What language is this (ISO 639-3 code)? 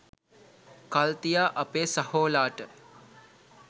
sin